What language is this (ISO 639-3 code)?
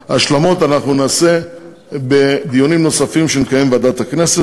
heb